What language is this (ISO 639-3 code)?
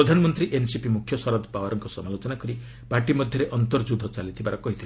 ori